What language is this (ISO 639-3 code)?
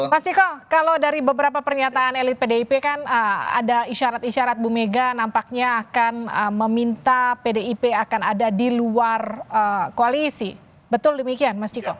ind